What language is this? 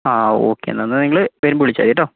Malayalam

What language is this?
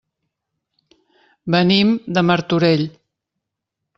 Catalan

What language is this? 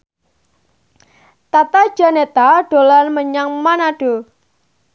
Javanese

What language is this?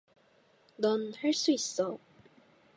Korean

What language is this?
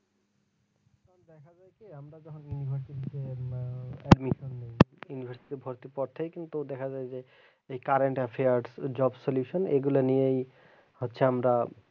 Bangla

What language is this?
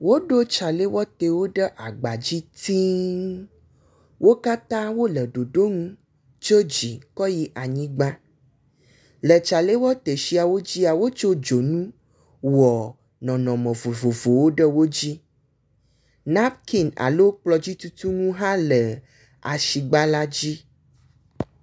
Ewe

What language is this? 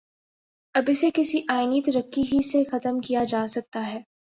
Urdu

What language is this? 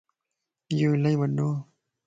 Lasi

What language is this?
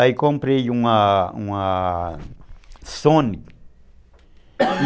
Portuguese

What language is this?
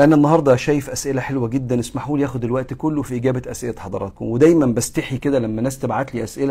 Arabic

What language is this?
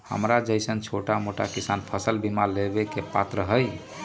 Magahi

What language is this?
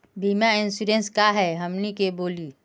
Magahi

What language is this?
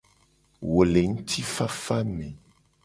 Gen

